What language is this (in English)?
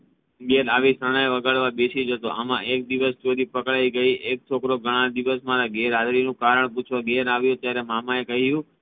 Gujarati